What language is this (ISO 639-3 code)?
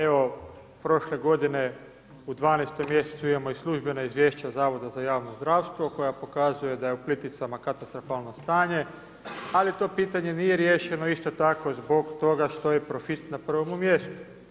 hrv